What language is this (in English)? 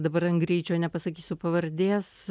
Lithuanian